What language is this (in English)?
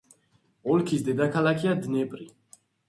Georgian